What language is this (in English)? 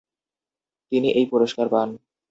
Bangla